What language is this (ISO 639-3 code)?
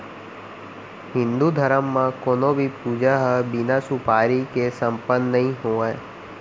hne